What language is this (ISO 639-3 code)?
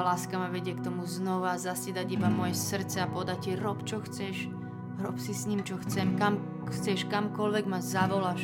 slk